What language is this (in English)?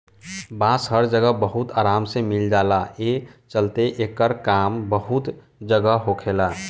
Bhojpuri